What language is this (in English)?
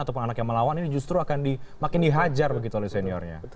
Indonesian